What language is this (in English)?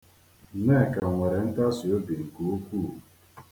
Igbo